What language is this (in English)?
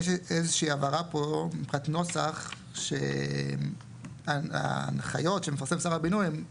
Hebrew